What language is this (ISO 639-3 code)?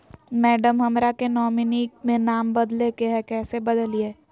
mag